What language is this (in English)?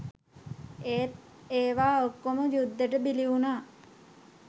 Sinhala